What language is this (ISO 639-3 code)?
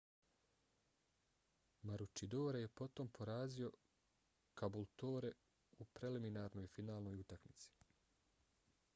bos